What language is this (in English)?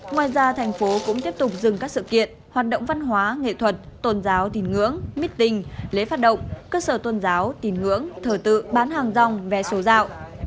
Vietnamese